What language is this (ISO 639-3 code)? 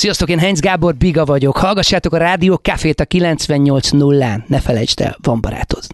hun